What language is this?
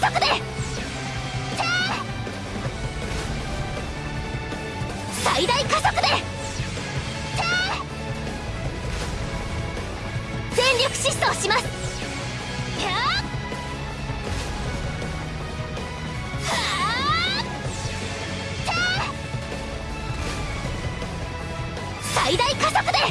Japanese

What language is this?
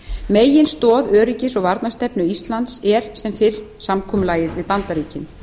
Icelandic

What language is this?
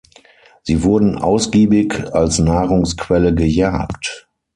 German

